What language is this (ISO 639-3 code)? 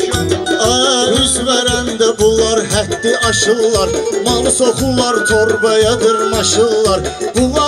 tur